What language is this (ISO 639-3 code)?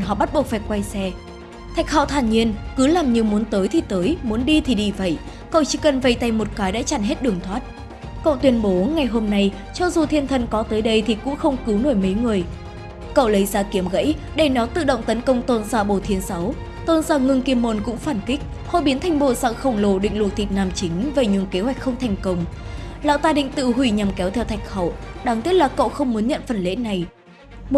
vie